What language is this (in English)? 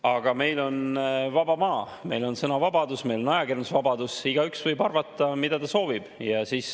Estonian